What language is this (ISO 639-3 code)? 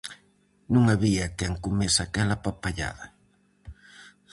glg